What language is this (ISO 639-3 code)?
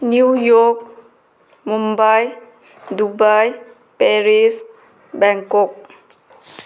mni